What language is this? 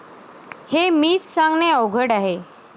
Marathi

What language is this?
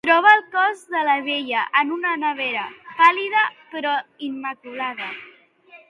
Catalan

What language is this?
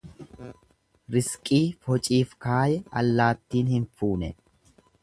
Oromo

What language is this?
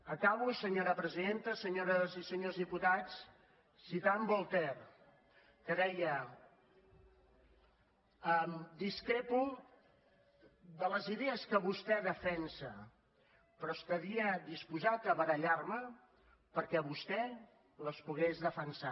Catalan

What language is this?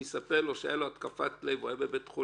Hebrew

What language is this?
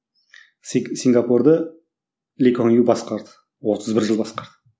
Kazakh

